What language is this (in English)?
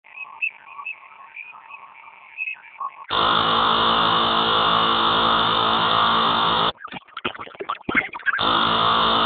Basque